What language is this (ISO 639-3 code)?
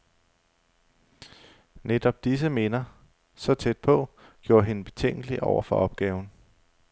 dan